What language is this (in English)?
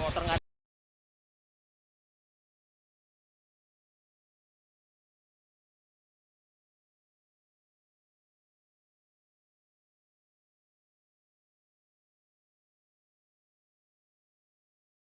Indonesian